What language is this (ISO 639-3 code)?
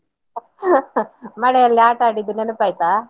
kan